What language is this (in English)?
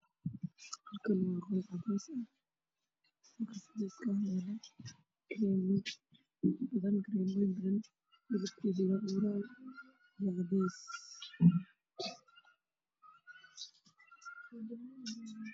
Somali